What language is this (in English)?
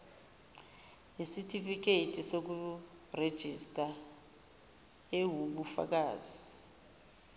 Zulu